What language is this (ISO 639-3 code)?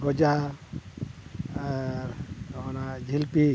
sat